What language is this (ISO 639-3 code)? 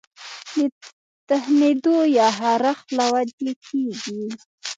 pus